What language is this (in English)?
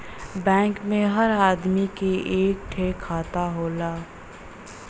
Bhojpuri